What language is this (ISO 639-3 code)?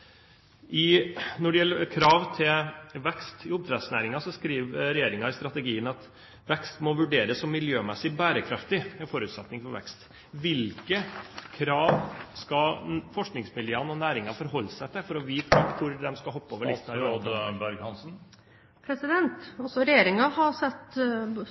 nob